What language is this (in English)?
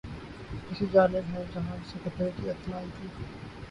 Urdu